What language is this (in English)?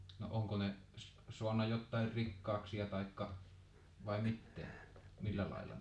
Finnish